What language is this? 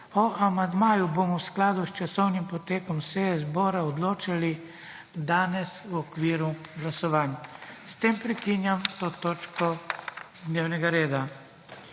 Slovenian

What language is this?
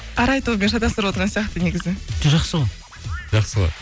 Kazakh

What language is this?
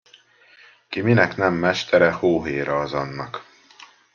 Hungarian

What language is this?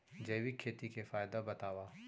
Chhattisgarhi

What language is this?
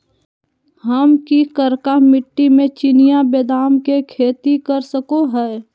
Magahi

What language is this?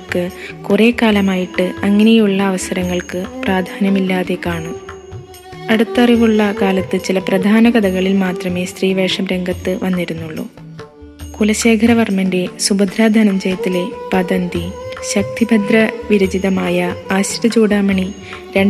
Malayalam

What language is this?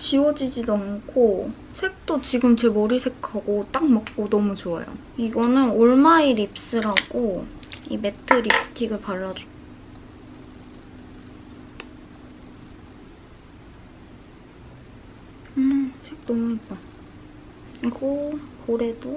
Korean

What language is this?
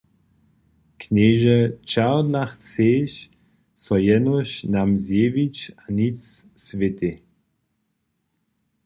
Upper Sorbian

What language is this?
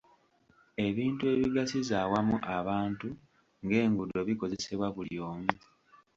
Ganda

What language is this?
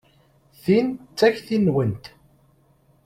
Kabyle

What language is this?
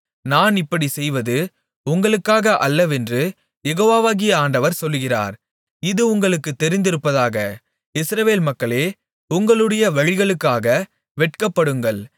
Tamil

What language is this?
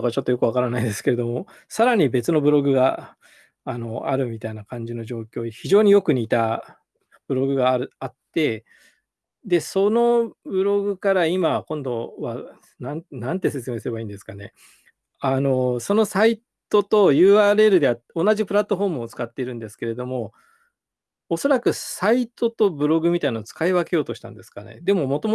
Japanese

